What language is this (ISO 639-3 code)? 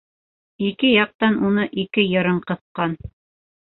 bak